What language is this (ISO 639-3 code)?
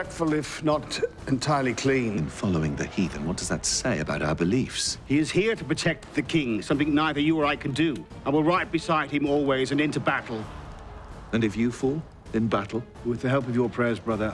eng